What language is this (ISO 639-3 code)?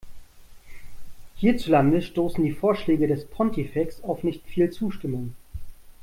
deu